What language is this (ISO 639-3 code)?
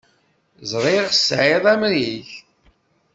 kab